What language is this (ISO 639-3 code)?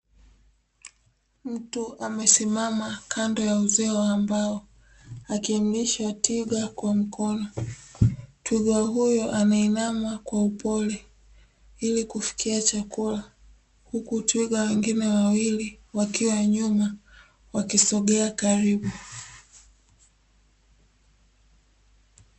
swa